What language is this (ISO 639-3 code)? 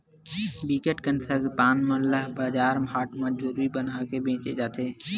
hne